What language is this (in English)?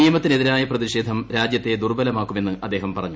Malayalam